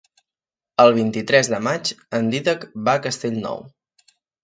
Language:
Catalan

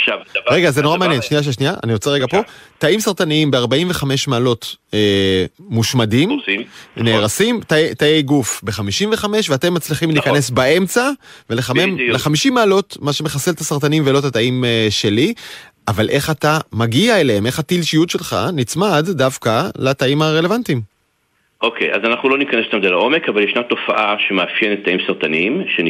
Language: Hebrew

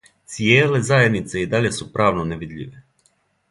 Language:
Serbian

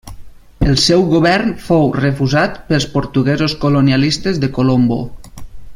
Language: Catalan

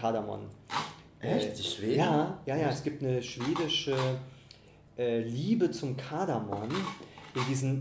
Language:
German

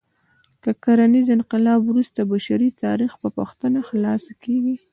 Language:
Pashto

